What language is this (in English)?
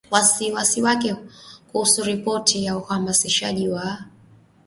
Swahili